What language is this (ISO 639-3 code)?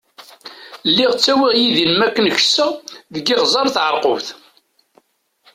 kab